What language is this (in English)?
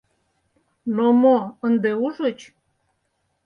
Mari